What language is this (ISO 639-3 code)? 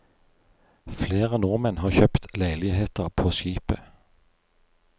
nor